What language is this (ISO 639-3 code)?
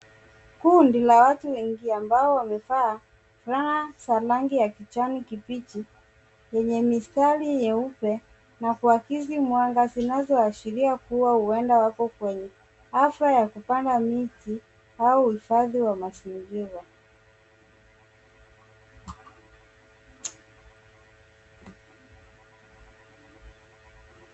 swa